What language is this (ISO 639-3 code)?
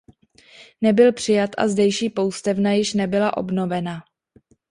ces